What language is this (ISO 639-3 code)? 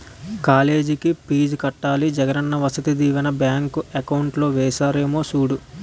tel